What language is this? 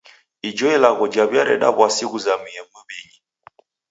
Taita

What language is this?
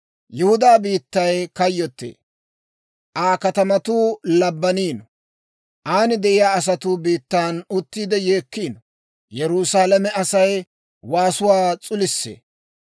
Dawro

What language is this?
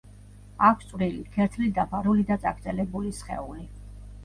Georgian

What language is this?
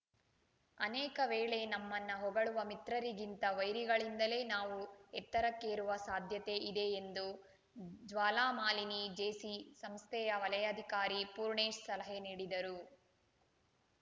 Kannada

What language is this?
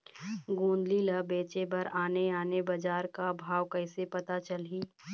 Chhattisgarhi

